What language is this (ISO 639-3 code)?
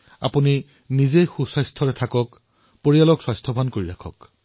asm